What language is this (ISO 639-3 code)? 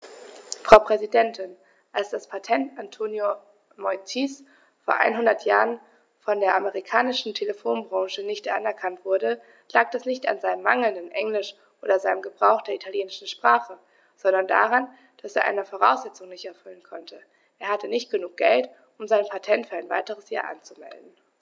deu